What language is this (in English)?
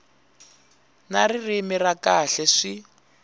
Tsonga